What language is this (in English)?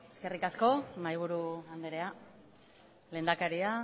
Basque